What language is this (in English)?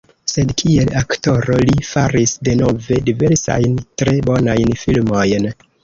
Esperanto